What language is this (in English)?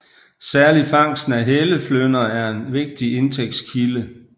Danish